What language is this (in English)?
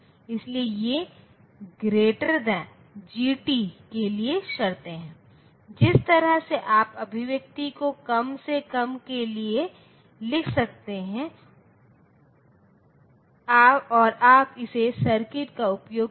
Hindi